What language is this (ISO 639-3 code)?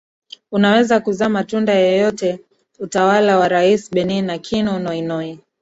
swa